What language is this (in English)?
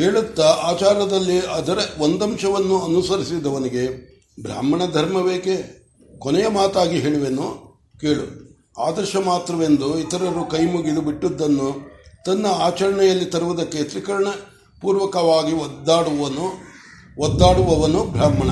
Kannada